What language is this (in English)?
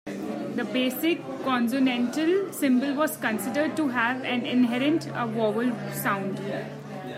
English